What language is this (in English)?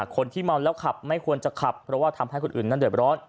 Thai